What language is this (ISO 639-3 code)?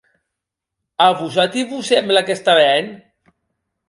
oci